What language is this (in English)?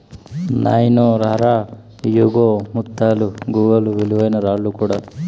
Telugu